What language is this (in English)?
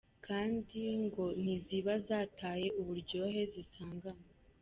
Kinyarwanda